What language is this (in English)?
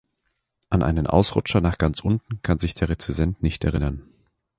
German